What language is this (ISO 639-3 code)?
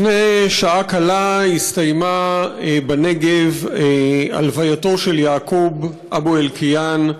heb